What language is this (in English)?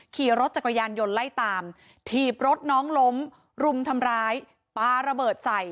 Thai